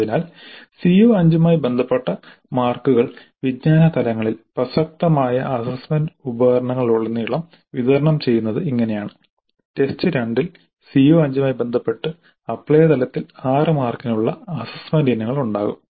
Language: Malayalam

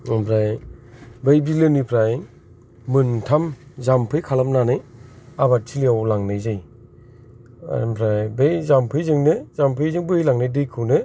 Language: Bodo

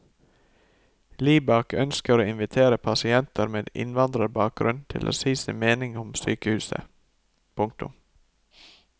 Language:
Norwegian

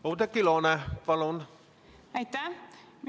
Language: Estonian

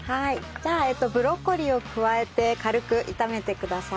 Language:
Japanese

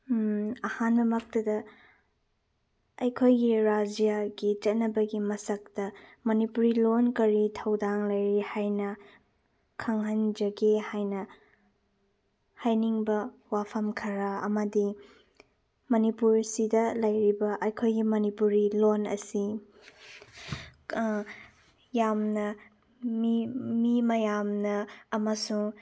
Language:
Manipuri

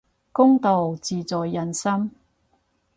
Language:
Cantonese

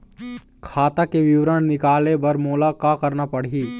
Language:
Chhattisgarhi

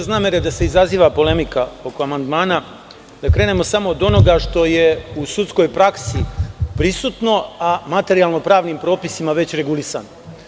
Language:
Serbian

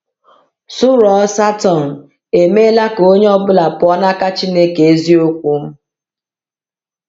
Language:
Igbo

